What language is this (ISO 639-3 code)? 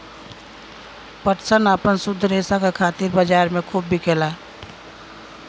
bho